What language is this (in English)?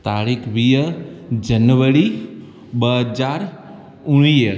Sindhi